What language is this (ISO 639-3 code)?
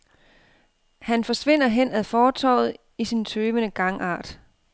dan